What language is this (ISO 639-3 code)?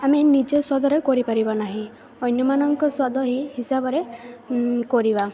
ori